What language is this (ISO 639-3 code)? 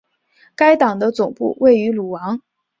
zho